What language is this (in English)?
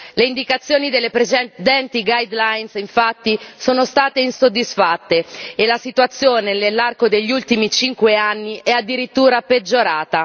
Italian